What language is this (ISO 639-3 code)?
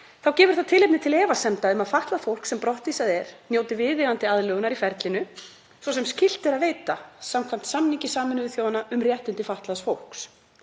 isl